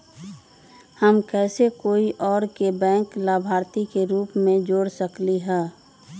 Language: Magahi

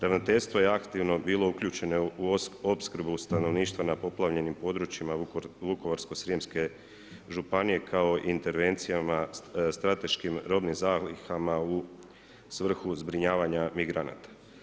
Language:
Croatian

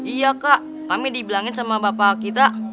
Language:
Indonesian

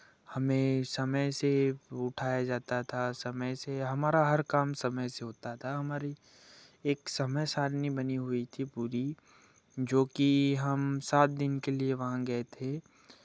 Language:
Hindi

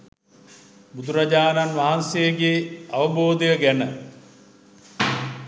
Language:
Sinhala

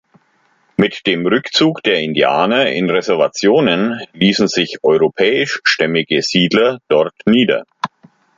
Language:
German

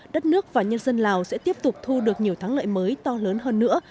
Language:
Vietnamese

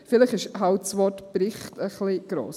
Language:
Swiss German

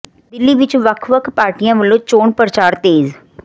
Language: Punjabi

